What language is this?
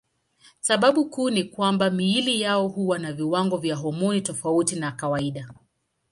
Swahili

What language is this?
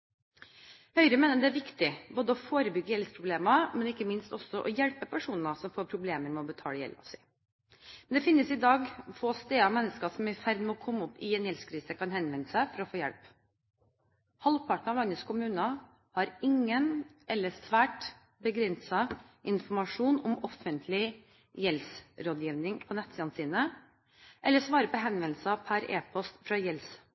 Norwegian Bokmål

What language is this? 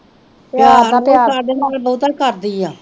Punjabi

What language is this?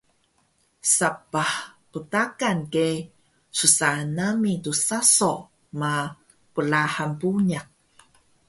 Taroko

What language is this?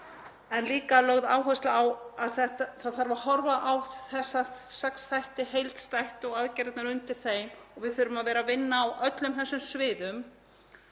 Icelandic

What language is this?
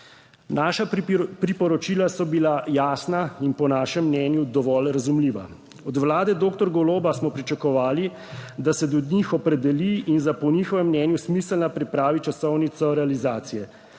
Slovenian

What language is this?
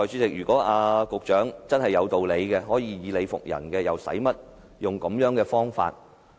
Cantonese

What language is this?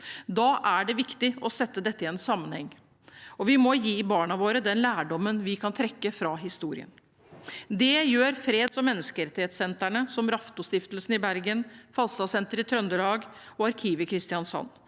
Norwegian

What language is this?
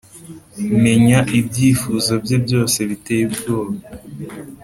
Kinyarwanda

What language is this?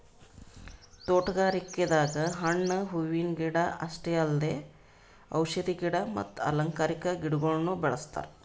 Kannada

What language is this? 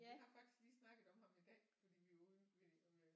Danish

